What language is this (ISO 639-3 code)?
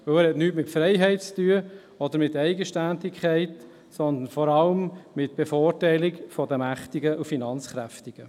gsw